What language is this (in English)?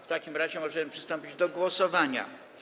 Polish